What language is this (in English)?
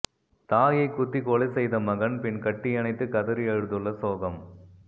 Tamil